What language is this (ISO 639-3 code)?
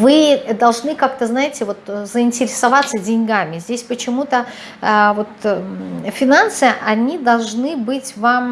rus